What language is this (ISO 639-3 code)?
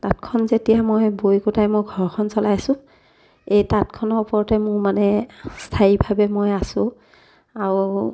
asm